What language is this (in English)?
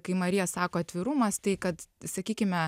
Lithuanian